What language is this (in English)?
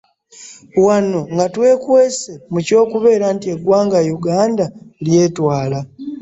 Ganda